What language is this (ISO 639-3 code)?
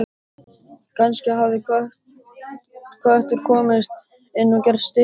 isl